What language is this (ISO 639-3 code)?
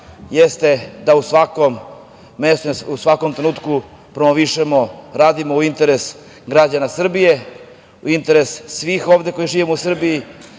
srp